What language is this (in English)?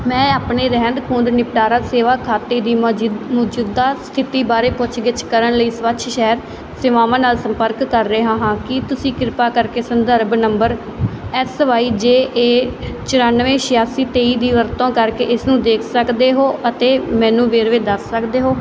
Punjabi